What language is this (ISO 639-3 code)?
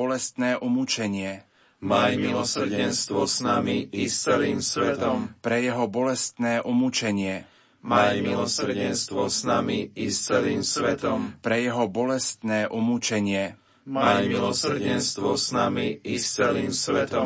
slk